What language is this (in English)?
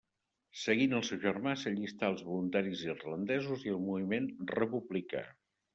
Catalan